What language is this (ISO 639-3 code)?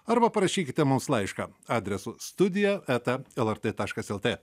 lit